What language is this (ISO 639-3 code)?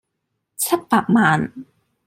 yue